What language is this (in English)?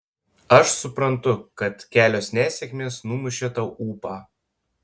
Lithuanian